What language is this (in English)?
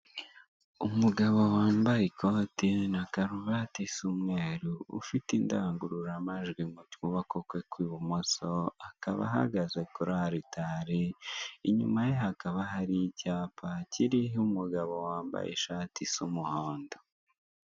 Kinyarwanda